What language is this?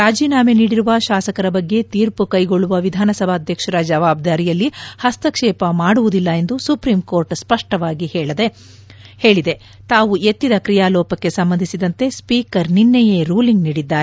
Kannada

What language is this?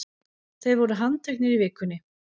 Icelandic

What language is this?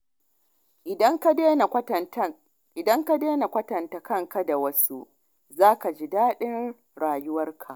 Hausa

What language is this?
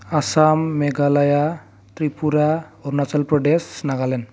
Bodo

